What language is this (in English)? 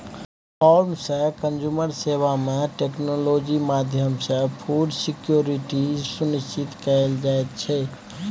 Maithili